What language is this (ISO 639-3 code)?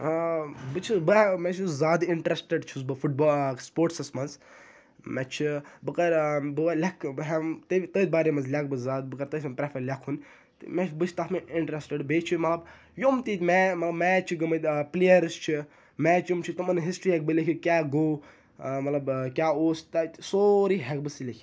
kas